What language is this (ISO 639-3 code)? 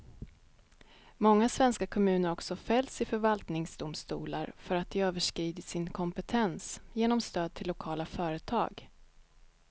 swe